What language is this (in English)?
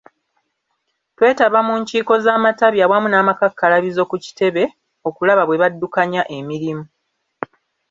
Ganda